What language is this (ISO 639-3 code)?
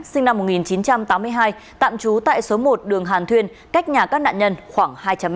vie